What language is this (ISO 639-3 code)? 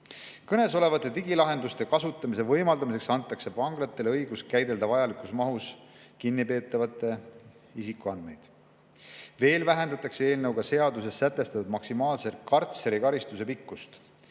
est